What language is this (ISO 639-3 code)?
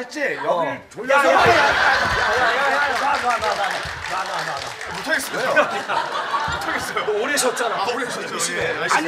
kor